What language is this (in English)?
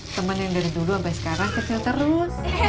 Indonesian